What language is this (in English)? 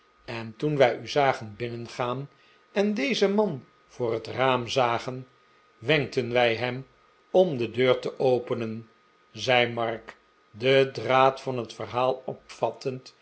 Dutch